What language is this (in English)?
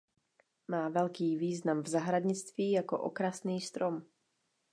Czech